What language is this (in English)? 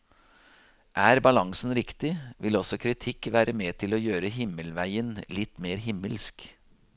Norwegian